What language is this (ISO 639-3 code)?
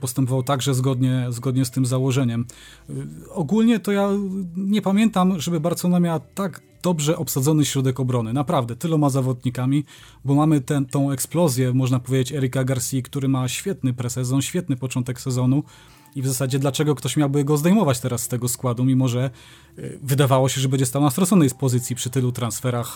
pol